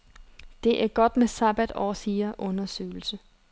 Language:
Danish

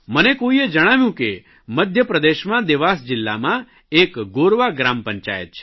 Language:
Gujarati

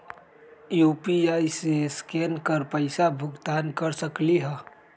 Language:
Magahi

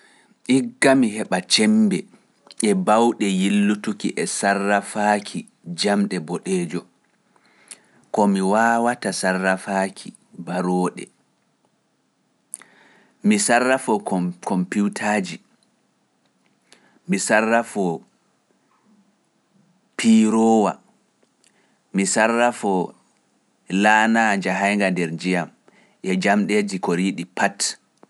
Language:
Pular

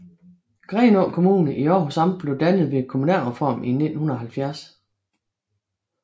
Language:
Danish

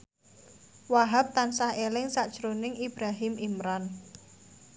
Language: Javanese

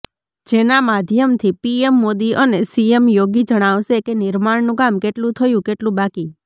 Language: Gujarati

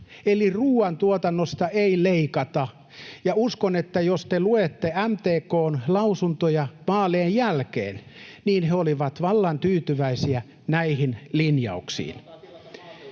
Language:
Finnish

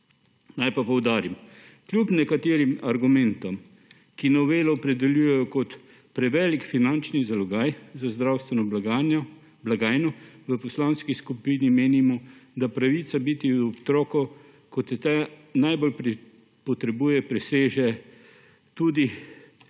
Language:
Slovenian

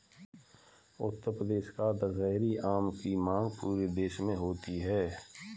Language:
Hindi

